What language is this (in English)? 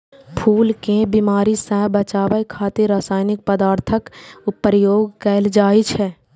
Maithili